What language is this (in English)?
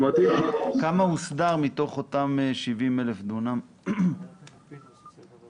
Hebrew